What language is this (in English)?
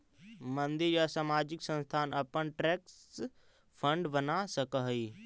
Magahi